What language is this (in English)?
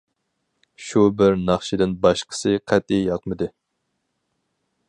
Uyghur